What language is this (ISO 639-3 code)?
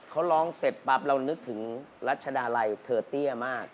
tha